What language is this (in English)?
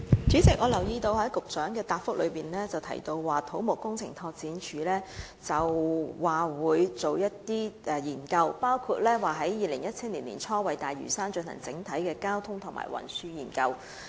Cantonese